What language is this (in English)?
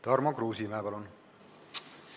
Estonian